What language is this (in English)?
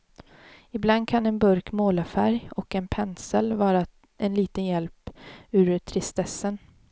Swedish